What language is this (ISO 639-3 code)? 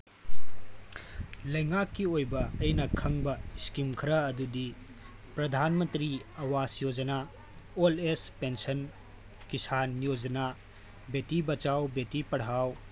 mni